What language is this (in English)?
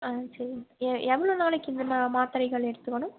Tamil